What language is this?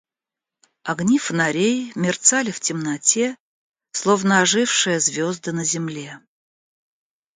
Russian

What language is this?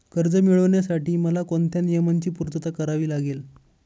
Marathi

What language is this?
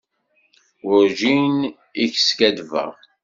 Kabyle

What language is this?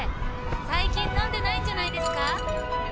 Japanese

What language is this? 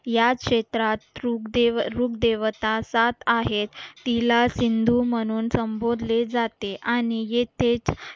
Marathi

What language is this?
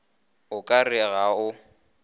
Northern Sotho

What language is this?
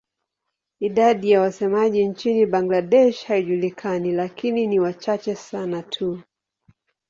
Swahili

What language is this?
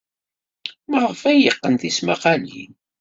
Kabyle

